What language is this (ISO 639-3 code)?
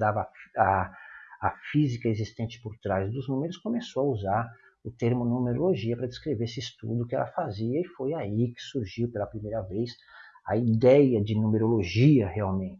por